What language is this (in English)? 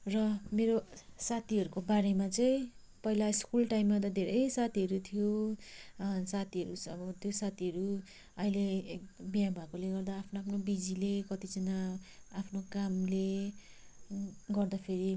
Nepali